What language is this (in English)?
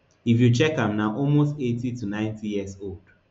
Nigerian Pidgin